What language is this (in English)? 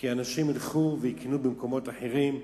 Hebrew